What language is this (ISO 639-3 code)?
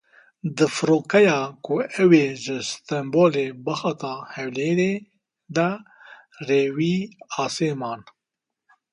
kur